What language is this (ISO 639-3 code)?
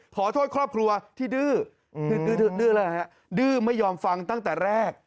tha